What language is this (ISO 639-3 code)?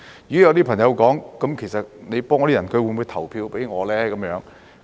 yue